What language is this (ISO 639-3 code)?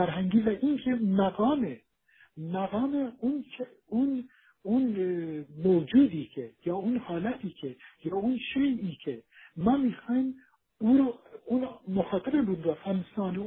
fas